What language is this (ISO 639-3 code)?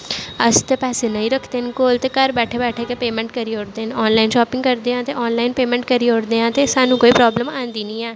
doi